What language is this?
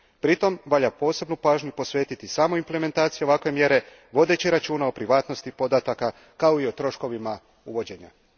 Croatian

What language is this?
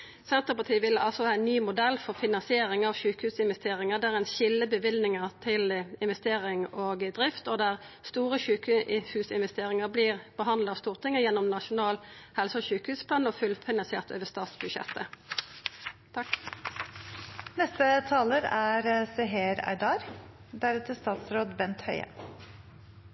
Norwegian Nynorsk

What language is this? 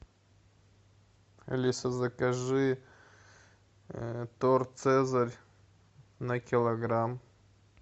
Russian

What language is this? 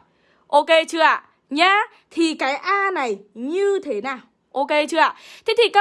Vietnamese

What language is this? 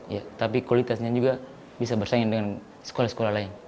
Indonesian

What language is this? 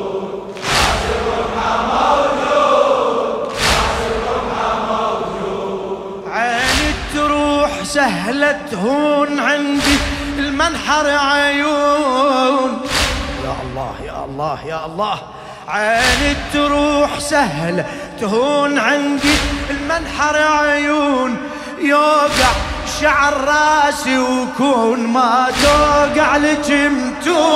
Arabic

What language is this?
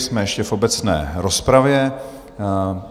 Czech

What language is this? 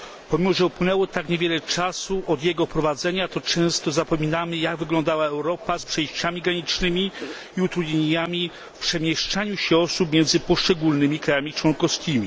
Polish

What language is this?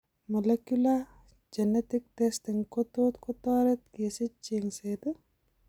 Kalenjin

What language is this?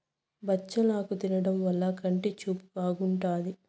Telugu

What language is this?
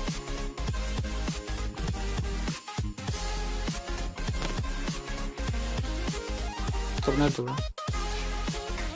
Turkish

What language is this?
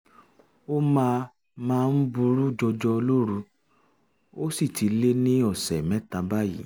Yoruba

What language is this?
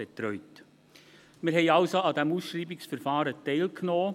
Swiss German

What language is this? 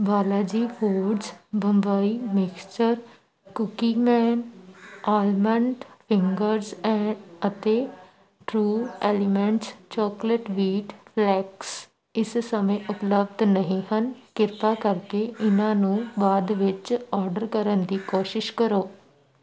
Punjabi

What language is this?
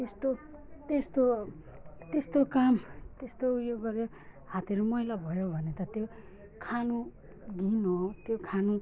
Nepali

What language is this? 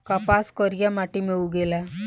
Bhojpuri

